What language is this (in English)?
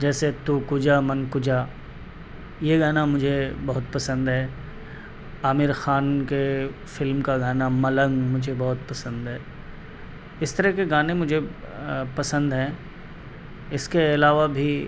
Urdu